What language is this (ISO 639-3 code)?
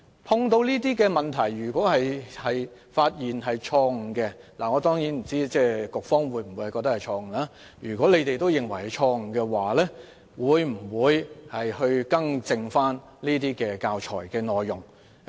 yue